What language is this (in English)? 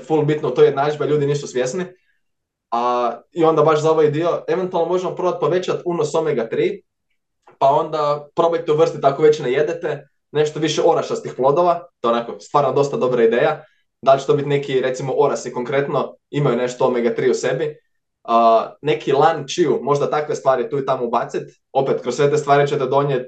Croatian